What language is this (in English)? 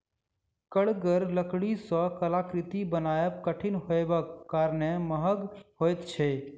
Maithili